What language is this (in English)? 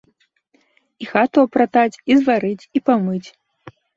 Belarusian